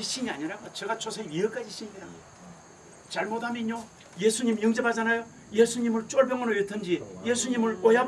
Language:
Korean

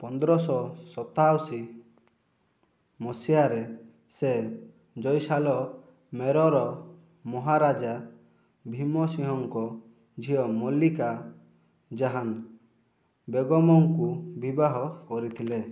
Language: Odia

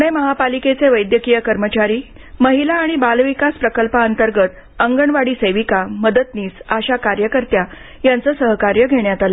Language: Marathi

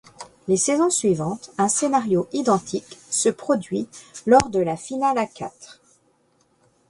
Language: French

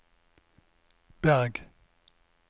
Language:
Norwegian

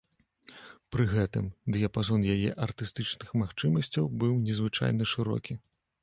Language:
Belarusian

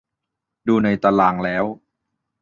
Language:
Thai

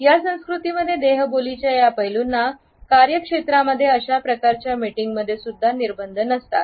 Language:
Marathi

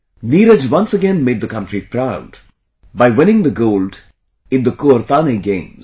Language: English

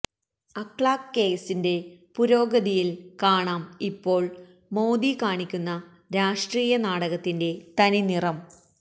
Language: Malayalam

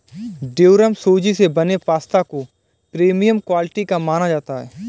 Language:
Hindi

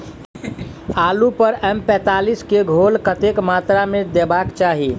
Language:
Maithili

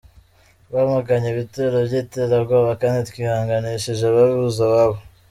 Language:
Kinyarwanda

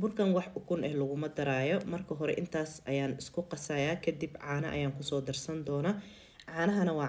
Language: Arabic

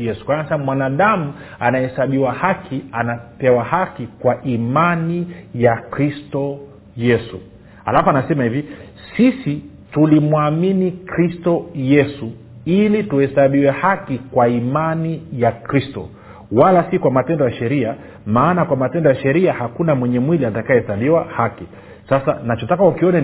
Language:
Swahili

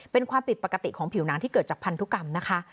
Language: Thai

